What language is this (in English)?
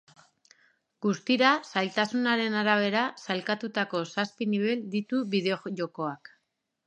Basque